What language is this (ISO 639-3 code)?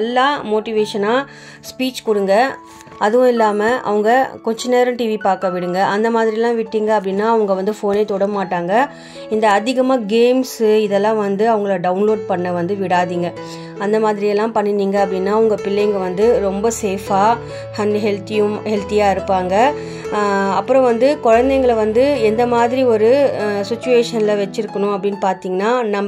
tam